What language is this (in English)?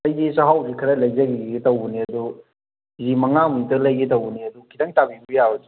Manipuri